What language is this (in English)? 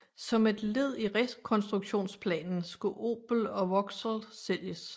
Danish